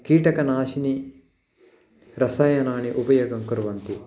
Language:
Sanskrit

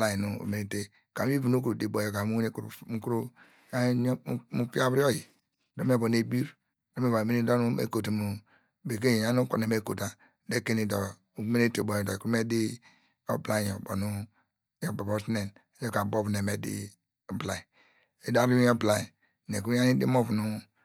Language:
Degema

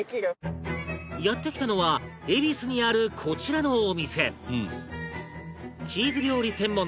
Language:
Japanese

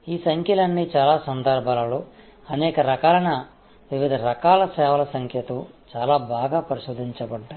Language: Telugu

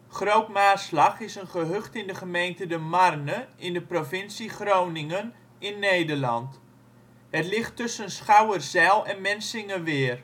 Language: Dutch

